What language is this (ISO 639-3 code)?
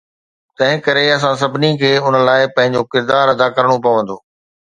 snd